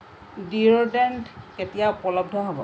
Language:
Assamese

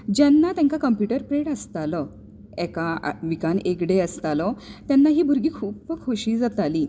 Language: Konkani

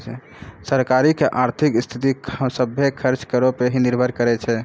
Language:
Maithili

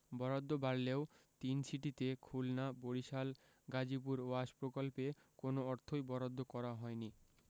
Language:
Bangla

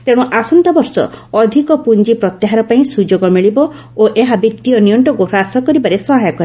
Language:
Odia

